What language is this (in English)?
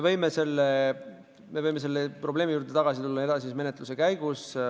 Estonian